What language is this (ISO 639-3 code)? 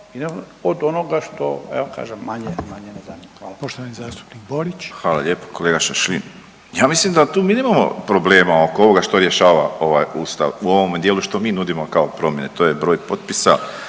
hrv